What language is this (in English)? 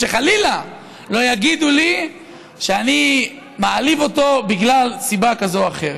Hebrew